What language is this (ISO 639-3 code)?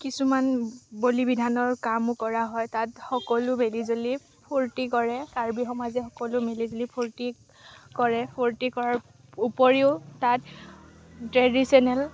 asm